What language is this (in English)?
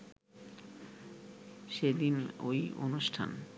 Bangla